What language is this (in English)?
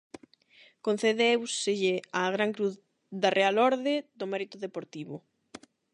Galician